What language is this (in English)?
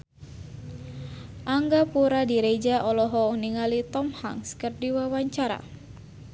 Sundanese